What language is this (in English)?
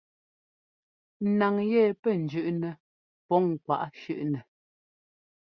Ngomba